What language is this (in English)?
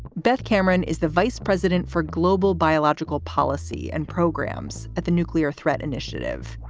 English